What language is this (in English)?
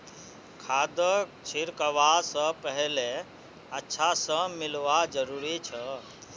Magahi